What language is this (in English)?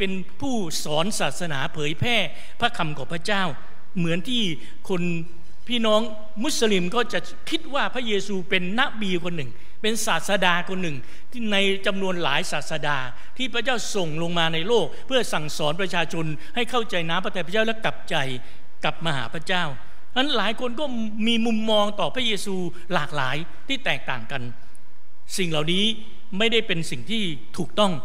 Thai